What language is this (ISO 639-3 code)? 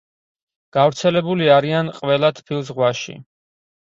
kat